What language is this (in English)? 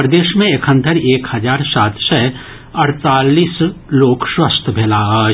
Maithili